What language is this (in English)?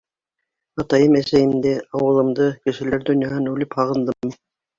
Bashkir